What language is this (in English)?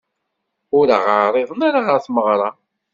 Kabyle